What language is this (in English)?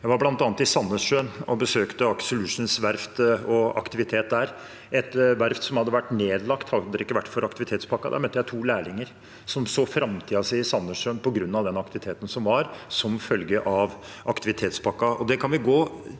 Norwegian